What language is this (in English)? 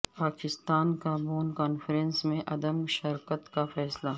Urdu